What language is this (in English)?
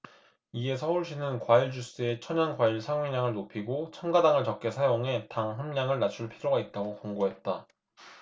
Korean